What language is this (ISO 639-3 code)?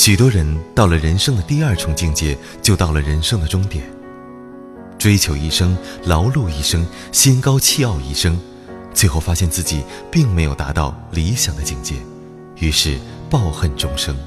zho